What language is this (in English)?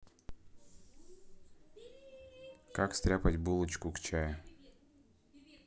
Russian